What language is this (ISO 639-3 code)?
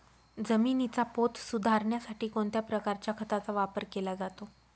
mar